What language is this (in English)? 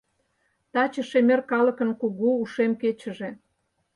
Mari